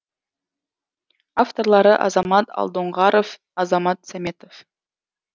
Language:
Kazakh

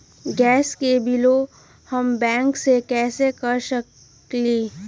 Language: Magahi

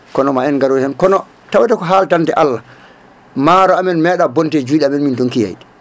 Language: Fula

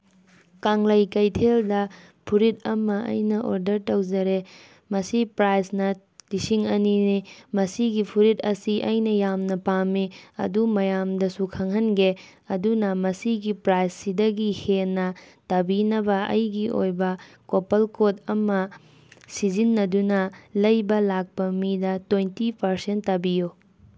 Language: Manipuri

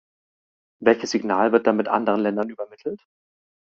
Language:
German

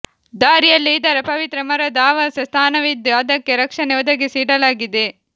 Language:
Kannada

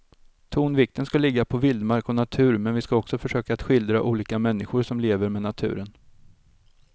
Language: Swedish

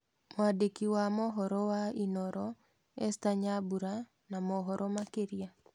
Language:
Kikuyu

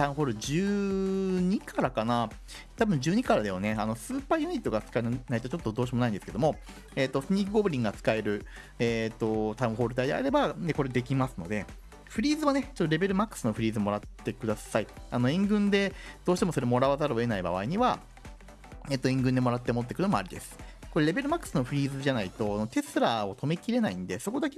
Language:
Japanese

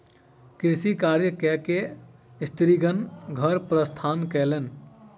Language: Maithili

